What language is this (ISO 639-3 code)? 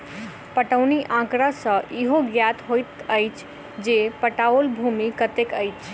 mai